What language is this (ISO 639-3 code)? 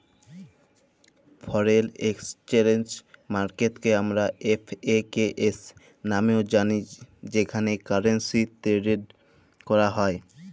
ben